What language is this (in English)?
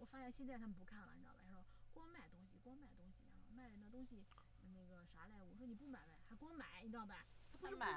Chinese